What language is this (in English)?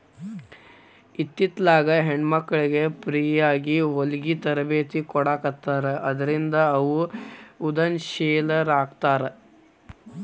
Kannada